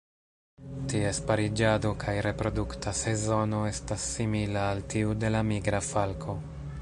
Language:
Esperanto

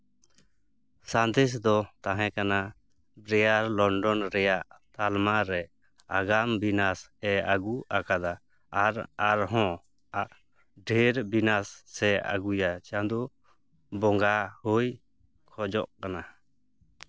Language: Santali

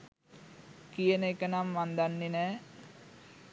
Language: Sinhala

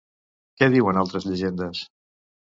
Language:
Catalan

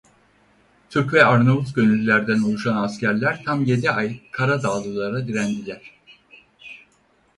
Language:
Turkish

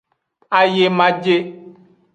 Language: Aja (Benin)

